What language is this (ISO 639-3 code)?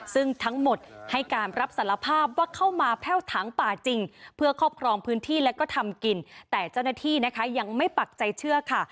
tha